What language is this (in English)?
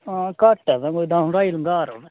Dogri